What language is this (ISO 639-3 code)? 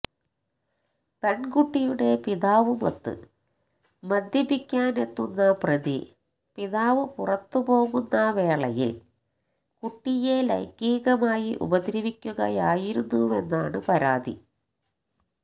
mal